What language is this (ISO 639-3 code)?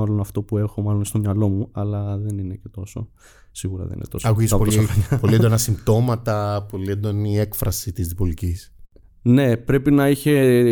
ell